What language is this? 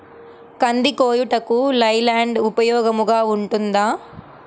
Telugu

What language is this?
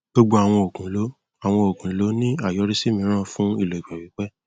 Yoruba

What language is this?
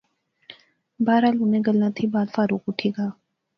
Pahari-Potwari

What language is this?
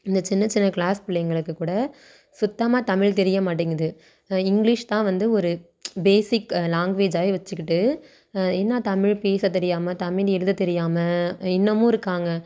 Tamil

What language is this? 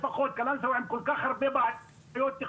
Hebrew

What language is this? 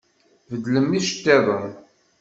Kabyle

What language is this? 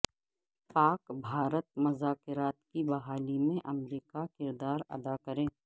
Urdu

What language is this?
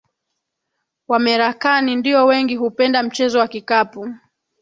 Swahili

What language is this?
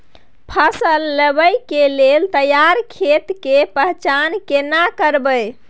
Maithili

